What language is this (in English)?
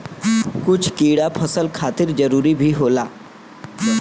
Bhojpuri